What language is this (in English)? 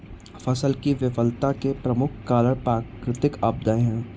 Hindi